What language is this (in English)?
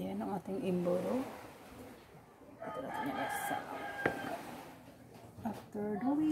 Filipino